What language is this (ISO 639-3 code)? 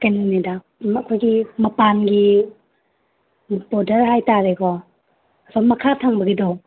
mni